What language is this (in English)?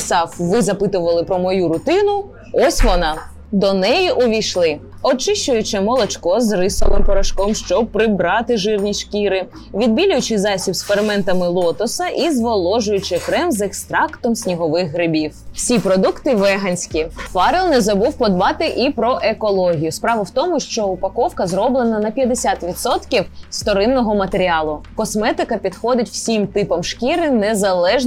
Ukrainian